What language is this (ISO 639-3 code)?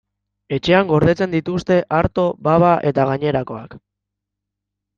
eus